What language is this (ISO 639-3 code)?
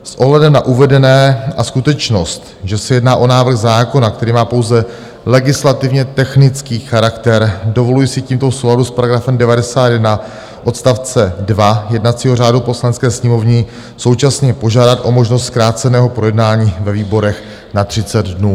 ces